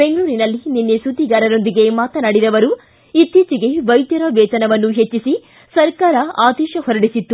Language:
Kannada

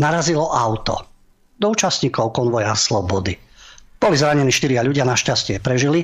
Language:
Slovak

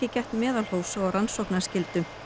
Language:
Icelandic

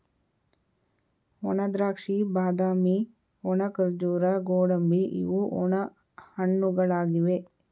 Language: Kannada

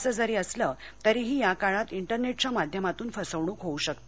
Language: Marathi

